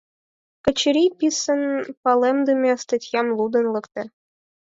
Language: Mari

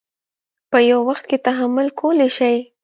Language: Pashto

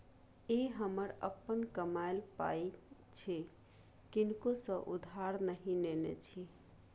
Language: Maithili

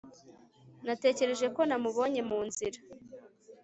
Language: Kinyarwanda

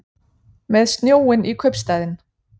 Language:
Icelandic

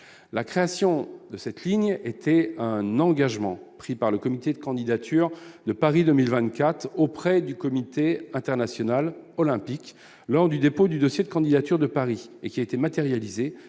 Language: French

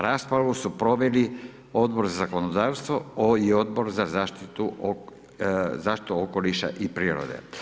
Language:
Croatian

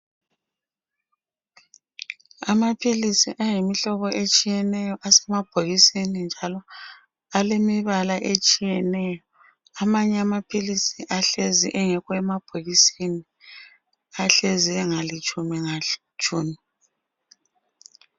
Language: North Ndebele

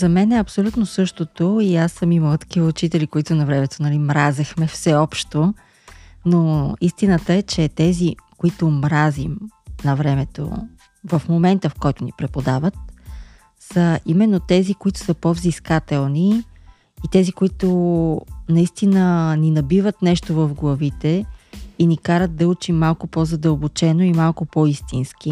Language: Bulgarian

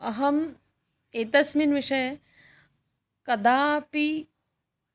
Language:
Sanskrit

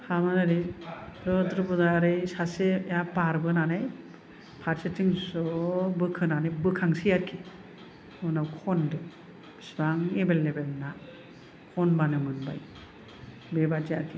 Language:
Bodo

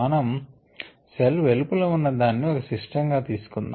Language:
Telugu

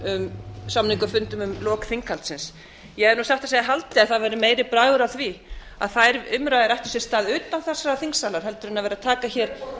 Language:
Icelandic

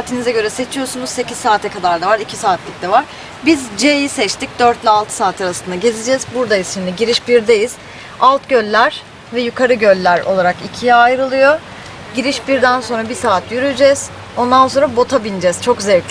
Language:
Turkish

